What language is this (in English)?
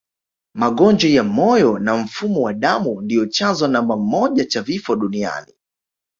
Swahili